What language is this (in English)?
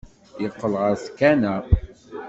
Kabyle